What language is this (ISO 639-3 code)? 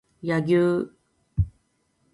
jpn